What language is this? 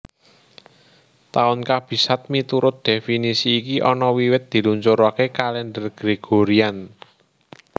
Javanese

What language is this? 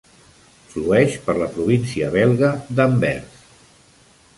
Catalan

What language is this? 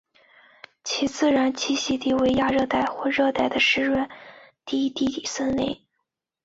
Chinese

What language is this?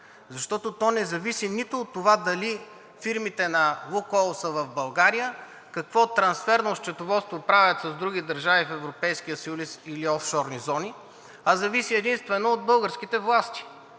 Bulgarian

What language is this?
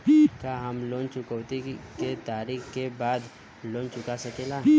Bhojpuri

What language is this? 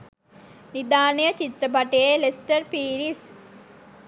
Sinhala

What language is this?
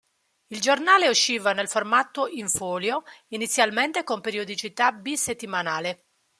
Italian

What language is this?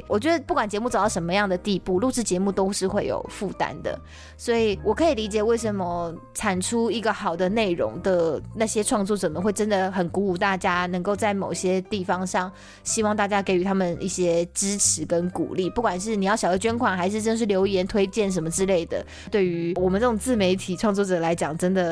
Chinese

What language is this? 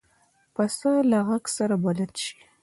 Pashto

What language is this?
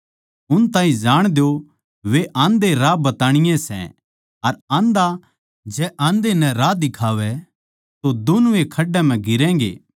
Haryanvi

